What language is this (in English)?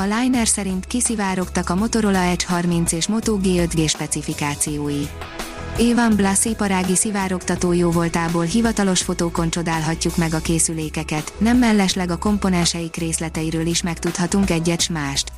Hungarian